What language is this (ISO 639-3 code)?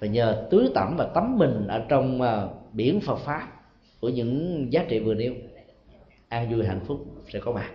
vie